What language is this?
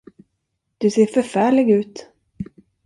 Swedish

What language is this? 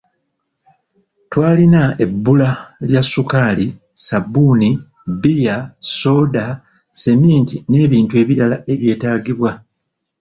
Ganda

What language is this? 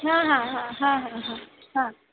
Marathi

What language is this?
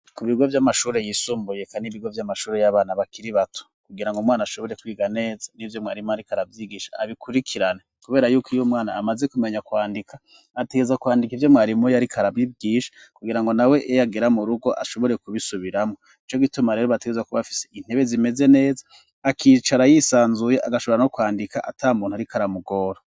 Rundi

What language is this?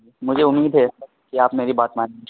Urdu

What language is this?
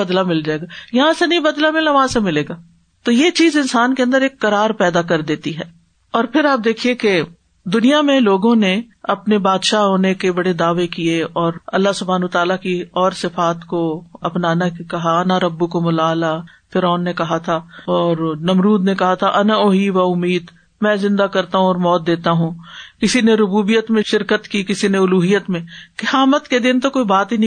Urdu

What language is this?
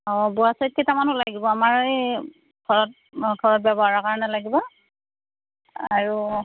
Assamese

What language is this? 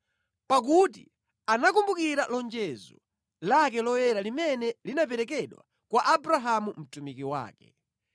Nyanja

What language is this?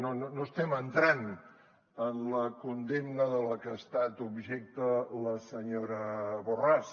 Catalan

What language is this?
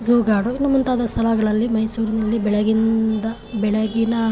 Kannada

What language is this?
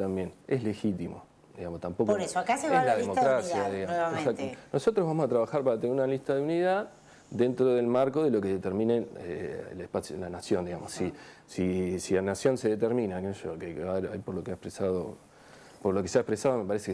Spanish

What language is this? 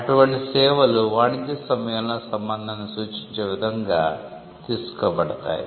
Telugu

